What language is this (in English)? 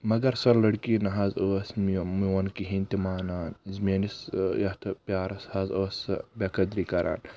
Kashmiri